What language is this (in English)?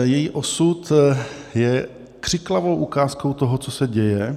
Czech